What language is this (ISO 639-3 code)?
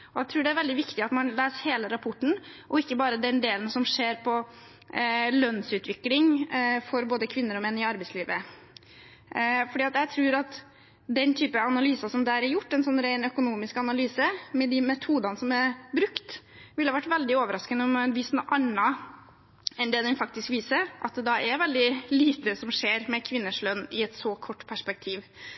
nob